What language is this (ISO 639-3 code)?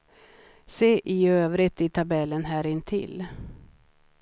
swe